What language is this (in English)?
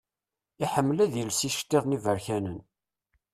Kabyle